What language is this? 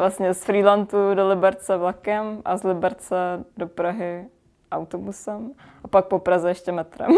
Czech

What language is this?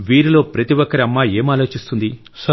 Telugu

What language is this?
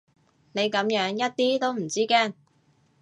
Cantonese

